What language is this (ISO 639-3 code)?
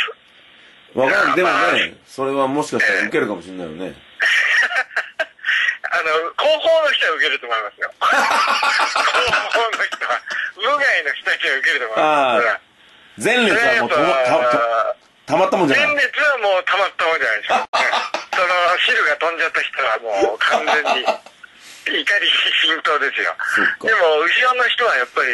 jpn